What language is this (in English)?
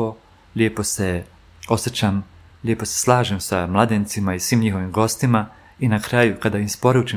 Croatian